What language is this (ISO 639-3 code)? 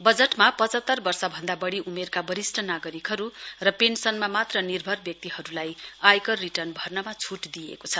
nep